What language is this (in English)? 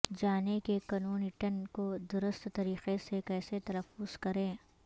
Urdu